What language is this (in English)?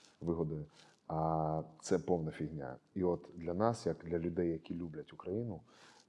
Ukrainian